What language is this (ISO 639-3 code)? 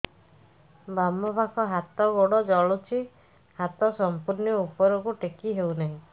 ori